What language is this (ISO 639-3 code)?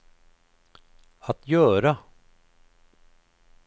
swe